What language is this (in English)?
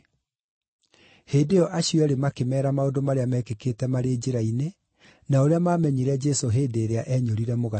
Kikuyu